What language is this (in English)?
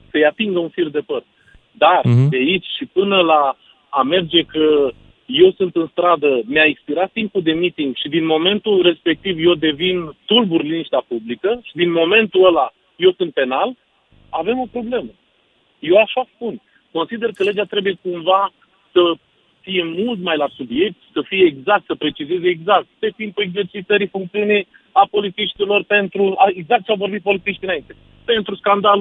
Romanian